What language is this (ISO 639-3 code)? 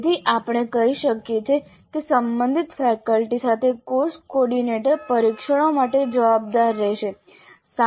guj